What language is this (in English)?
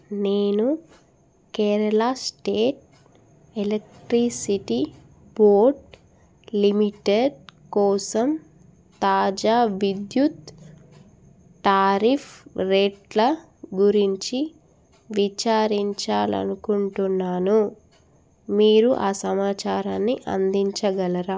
Telugu